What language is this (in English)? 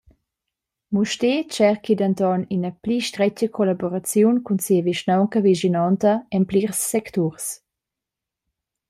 Romansh